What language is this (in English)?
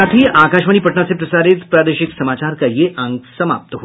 Hindi